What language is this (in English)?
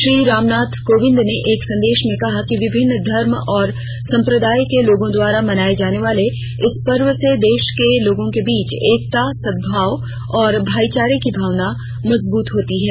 Hindi